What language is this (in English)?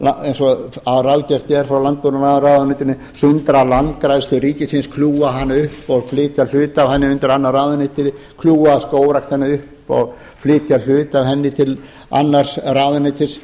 Icelandic